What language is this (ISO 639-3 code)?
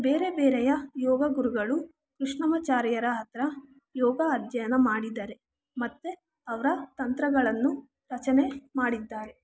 kan